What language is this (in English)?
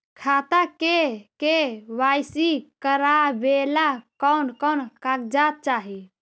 Magahi